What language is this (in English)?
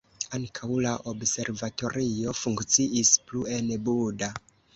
Esperanto